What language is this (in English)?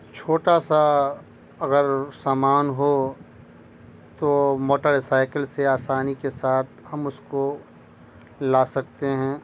Urdu